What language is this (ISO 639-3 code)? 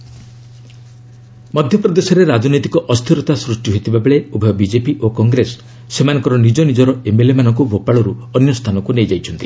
ori